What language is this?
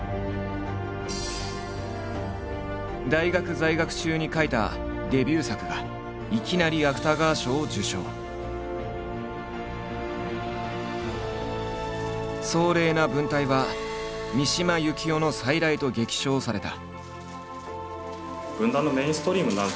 Japanese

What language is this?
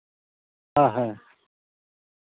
Santali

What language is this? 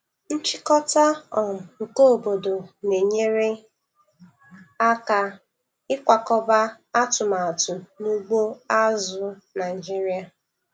Igbo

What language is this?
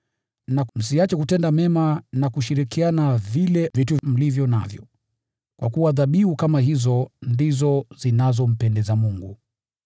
Swahili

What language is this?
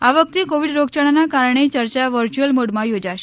Gujarati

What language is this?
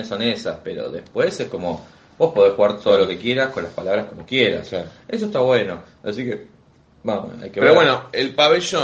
Spanish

